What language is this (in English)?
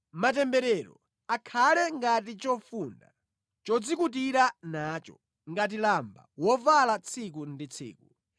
Nyanja